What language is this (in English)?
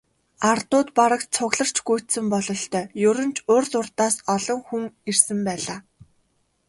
Mongolian